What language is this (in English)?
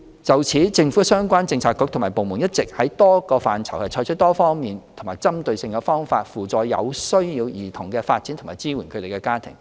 Cantonese